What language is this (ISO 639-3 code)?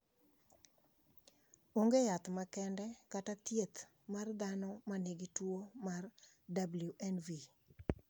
luo